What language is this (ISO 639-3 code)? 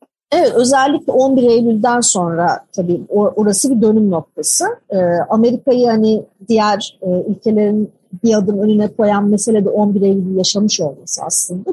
tur